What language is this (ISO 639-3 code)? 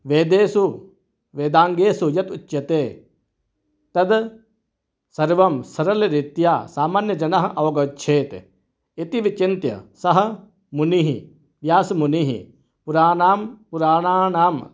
san